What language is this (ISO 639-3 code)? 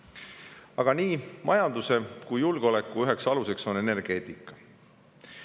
est